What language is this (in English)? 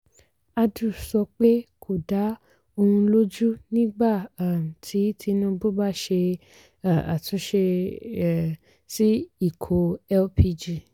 Yoruba